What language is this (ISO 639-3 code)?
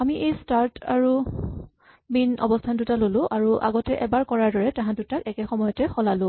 asm